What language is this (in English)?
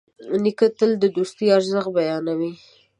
Pashto